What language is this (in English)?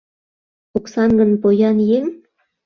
Mari